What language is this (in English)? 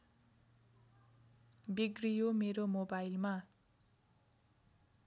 Nepali